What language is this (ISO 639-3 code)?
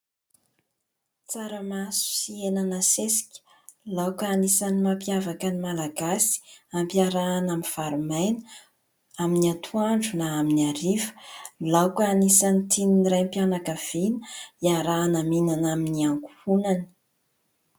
mlg